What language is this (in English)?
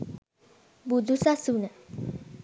Sinhala